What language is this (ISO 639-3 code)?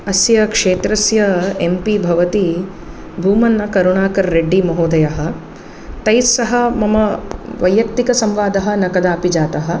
san